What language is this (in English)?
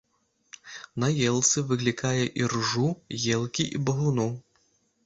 Belarusian